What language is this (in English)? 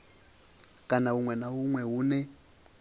Venda